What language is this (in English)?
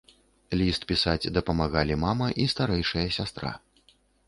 Belarusian